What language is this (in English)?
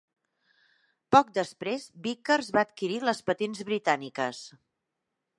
Catalan